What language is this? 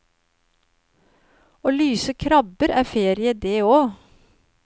Norwegian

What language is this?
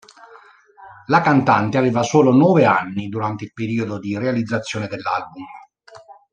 Italian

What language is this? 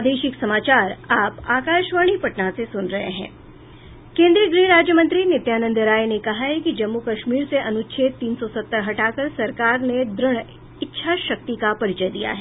Hindi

